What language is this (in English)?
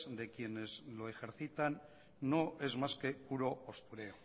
Spanish